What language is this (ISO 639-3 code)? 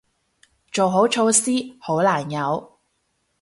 yue